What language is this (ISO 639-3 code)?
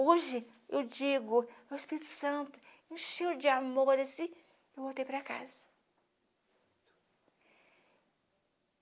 por